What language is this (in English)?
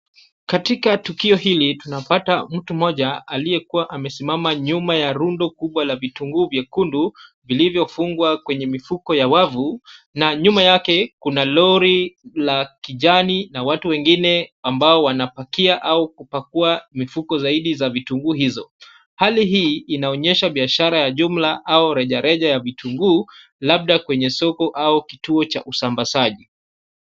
Swahili